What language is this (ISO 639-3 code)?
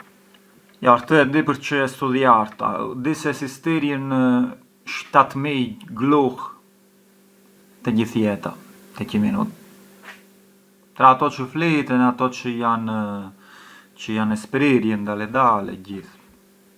aae